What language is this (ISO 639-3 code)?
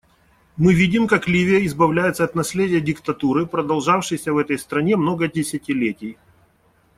rus